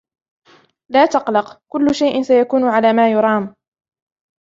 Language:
Arabic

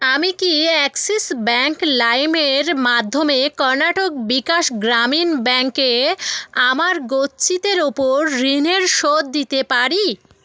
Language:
Bangla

